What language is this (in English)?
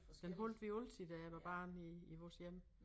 Danish